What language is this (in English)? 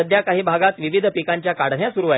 Marathi